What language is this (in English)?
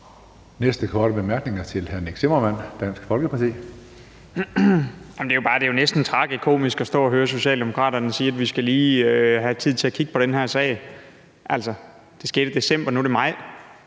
Danish